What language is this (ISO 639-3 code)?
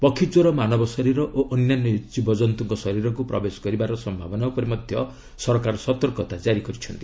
ori